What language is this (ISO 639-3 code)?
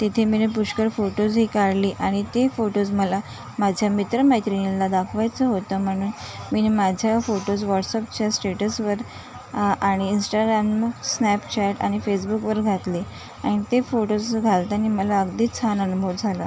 mar